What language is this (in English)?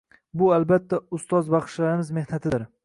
Uzbek